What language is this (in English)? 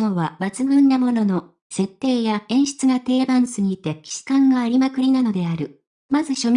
Japanese